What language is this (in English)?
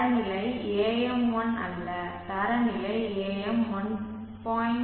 Tamil